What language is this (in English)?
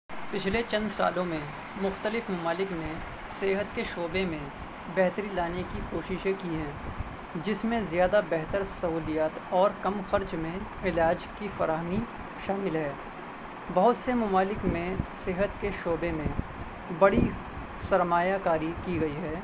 Urdu